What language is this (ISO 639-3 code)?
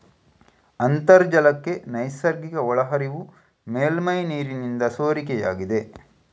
kan